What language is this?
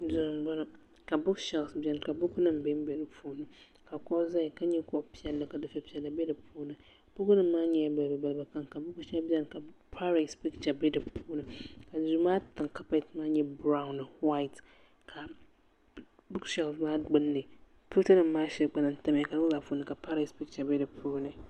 Dagbani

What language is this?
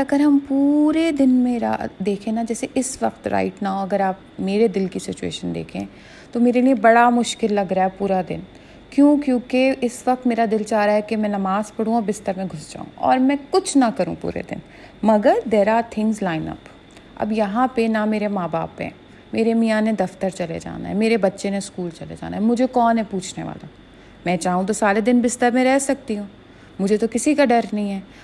Urdu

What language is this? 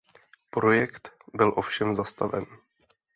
Czech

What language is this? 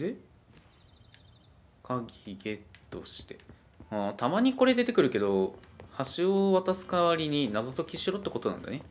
Japanese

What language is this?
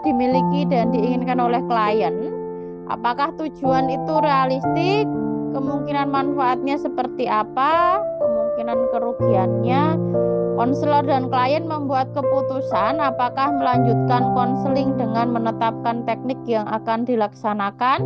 Indonesian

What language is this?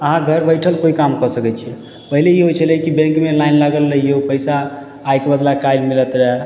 Maithili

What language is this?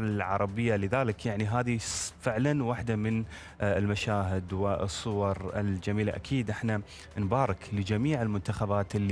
Arabic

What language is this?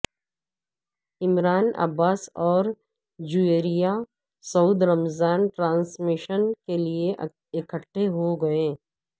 Urdu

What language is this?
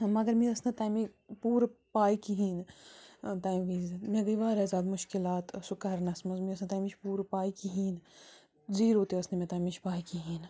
Kashmiri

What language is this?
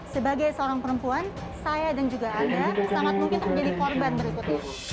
Indonesian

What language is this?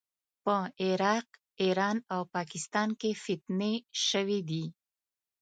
Pashto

